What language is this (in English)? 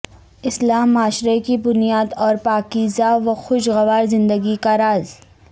Urdu